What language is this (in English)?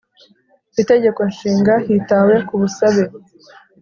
Kinyarwanda